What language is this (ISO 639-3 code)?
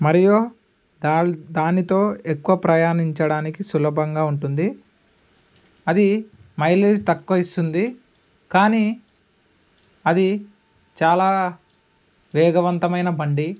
tel